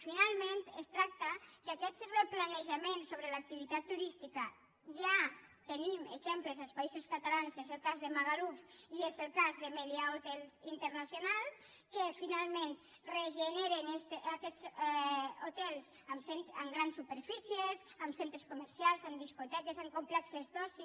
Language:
Catalan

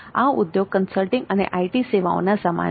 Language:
Gujarati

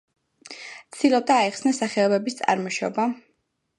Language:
Georgian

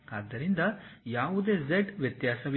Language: Kannada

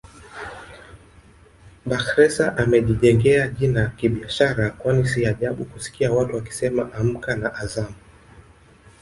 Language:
Swahili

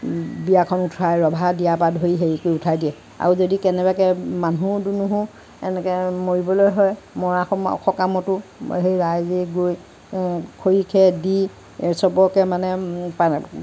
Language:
Assamese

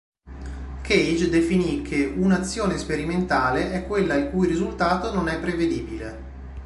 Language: Italian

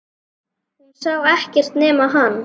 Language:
Icelandic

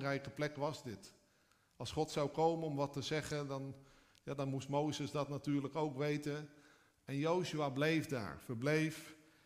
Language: Dutch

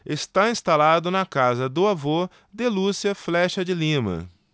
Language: Portuguese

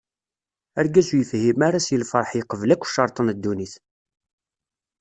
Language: Kabyle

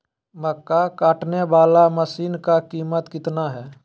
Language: Magahi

